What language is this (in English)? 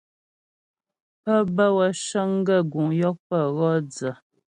Ghomala